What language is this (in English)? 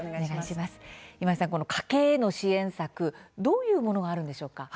Japanese